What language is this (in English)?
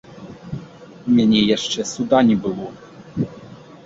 Belarusian